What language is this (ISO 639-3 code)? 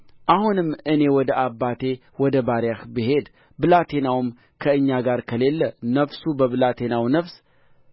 amh